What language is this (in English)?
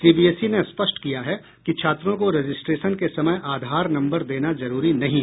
Hindi